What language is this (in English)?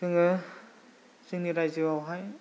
Bodo